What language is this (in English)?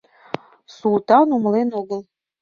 Mari